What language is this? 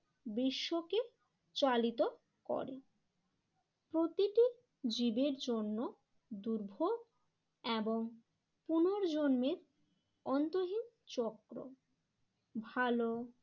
Bangla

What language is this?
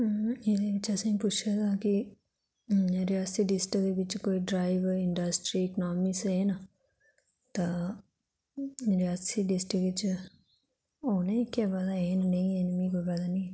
Dogri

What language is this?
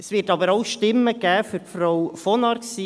Swiss German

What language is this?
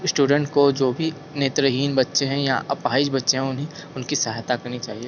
Hindi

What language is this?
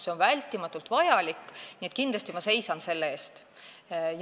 Estonian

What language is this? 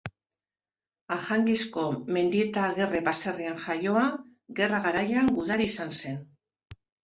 Basque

